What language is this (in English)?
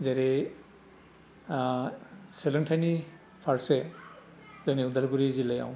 Bodo